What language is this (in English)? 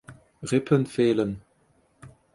German